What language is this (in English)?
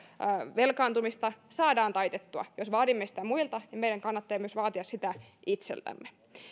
Finnish